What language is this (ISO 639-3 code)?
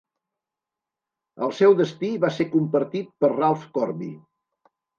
cat